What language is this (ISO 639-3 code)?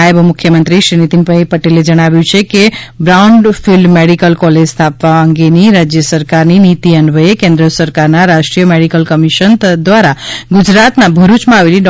guj